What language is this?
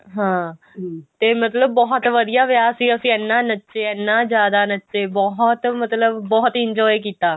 Punjabi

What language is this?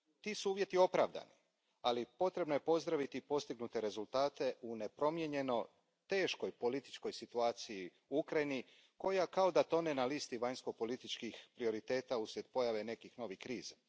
Croatian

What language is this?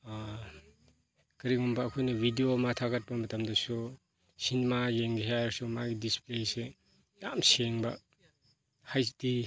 Manipuri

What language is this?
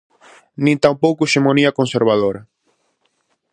Galician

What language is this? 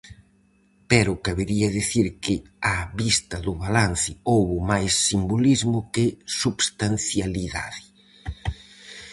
Galician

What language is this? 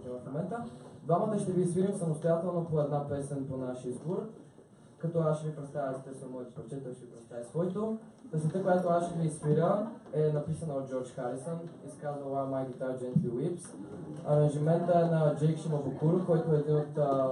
Bulgarian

